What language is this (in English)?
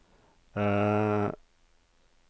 Norwegian